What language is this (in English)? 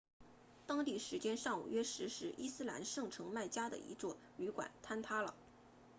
Chinese